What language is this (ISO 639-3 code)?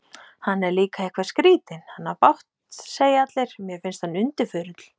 isl